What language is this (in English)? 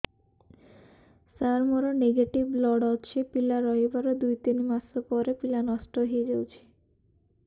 Odia